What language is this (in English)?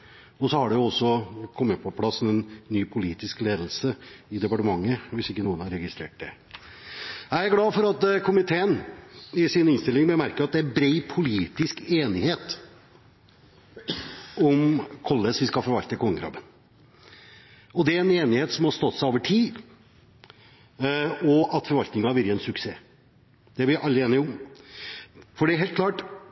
Norwegian Bokmål